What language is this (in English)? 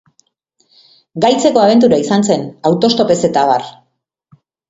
Basque